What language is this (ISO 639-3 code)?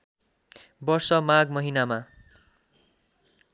nep